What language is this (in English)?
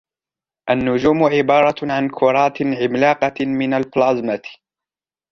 Arabic